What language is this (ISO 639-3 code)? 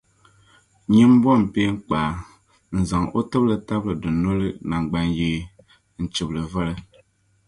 dag